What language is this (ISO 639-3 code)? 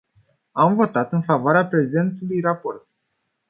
ron